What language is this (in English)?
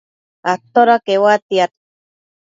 Matsés